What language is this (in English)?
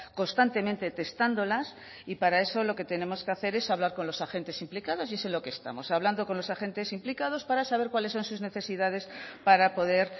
Spanish